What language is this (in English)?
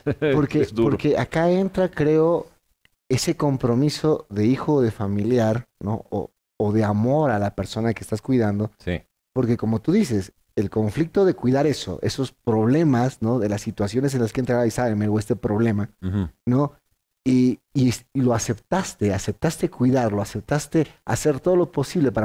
Spanish